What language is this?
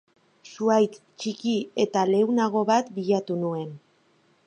Basque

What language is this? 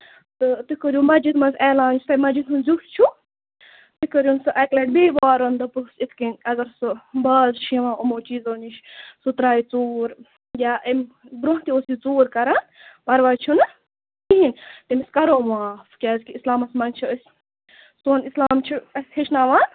Kashmiri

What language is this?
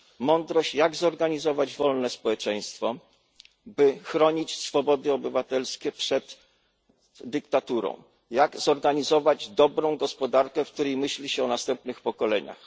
Polish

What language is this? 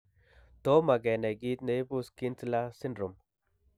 Kalenjin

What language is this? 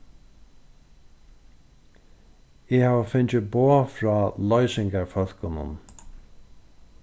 Faroese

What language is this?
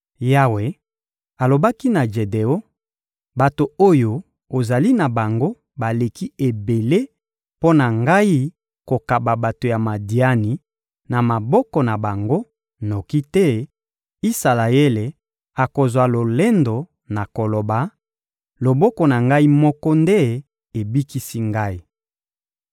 Lingala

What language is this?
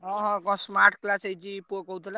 Odia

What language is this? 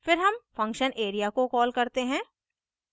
Hindi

